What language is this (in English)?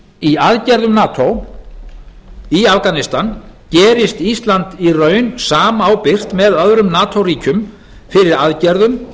Icelandic